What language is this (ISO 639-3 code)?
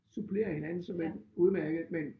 dan